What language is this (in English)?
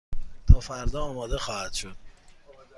Persian